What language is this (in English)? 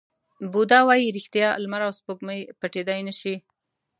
Pashto